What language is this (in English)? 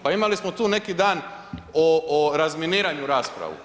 Croatian